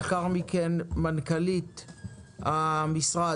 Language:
Hebrew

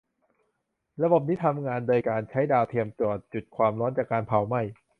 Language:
Thai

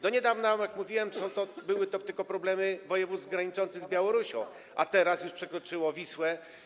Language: Polish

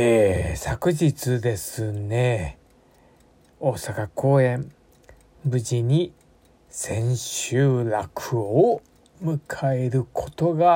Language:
Japanese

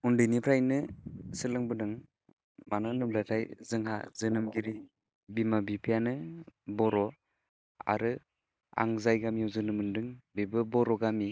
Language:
Bodo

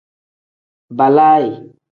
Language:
Tem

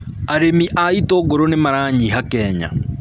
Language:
Kikuyu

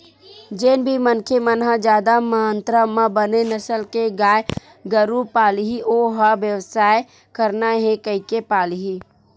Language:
Chhattisgarhi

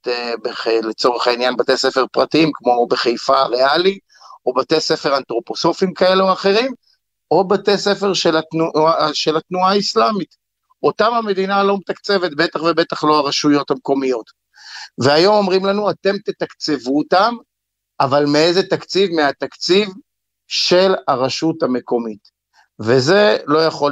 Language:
Hebrew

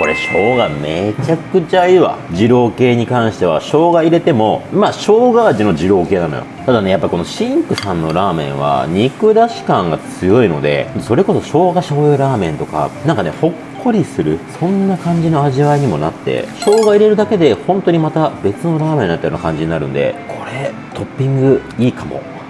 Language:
Japanese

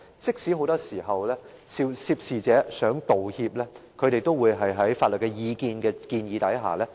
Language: Cantonese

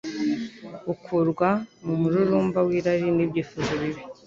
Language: Kinyarwanda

